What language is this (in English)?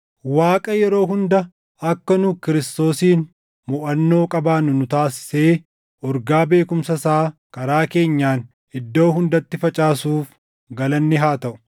Oromo